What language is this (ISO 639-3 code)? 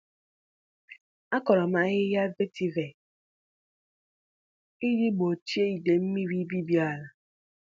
ibo